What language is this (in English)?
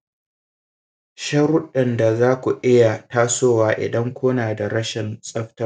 Hausa